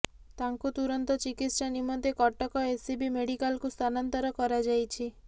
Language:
Odia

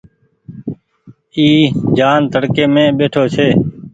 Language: Goaria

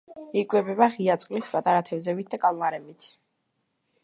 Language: Georgian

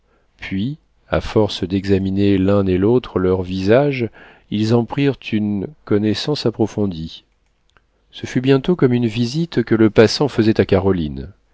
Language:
French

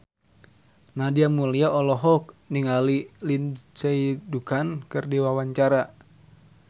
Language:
Sundanese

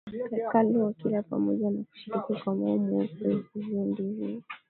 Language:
Swahili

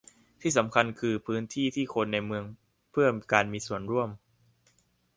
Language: Thai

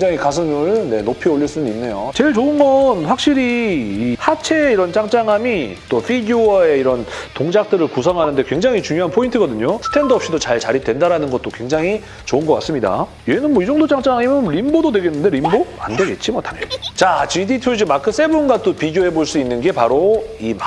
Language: Korean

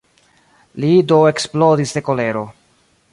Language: Esperanto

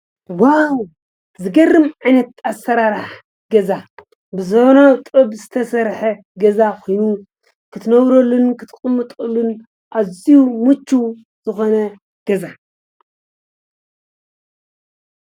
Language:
Tigrinya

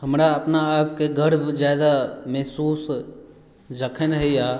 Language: Maithili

